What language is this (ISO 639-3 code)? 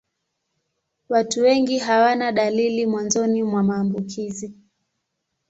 swa